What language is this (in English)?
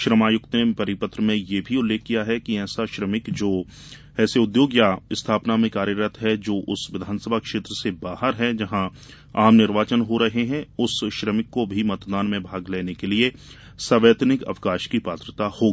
Hindi